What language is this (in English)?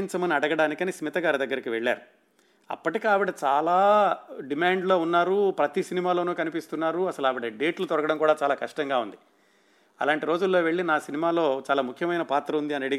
Telugu